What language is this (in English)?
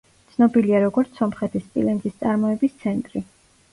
Georgian